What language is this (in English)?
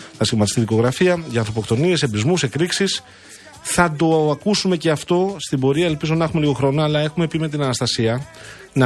Greek